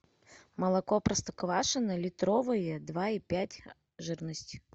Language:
Russian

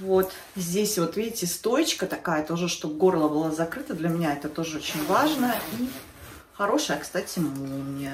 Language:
Russian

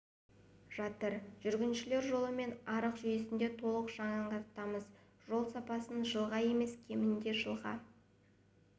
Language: Kazakh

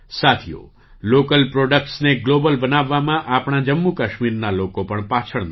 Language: Gujarati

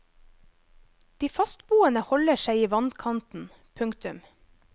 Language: Norwegian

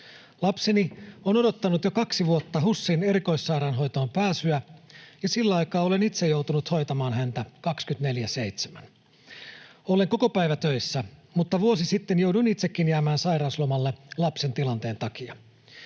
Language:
Finnish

